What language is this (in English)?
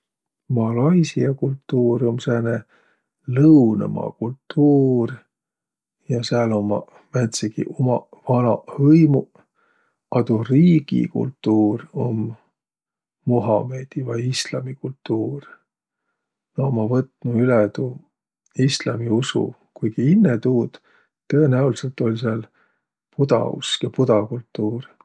Võro